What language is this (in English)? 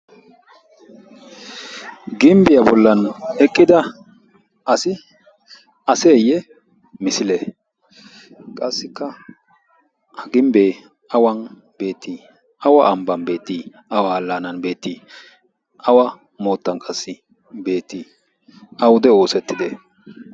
Wolaytta